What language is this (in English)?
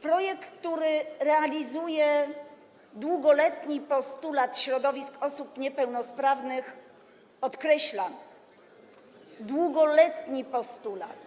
Polish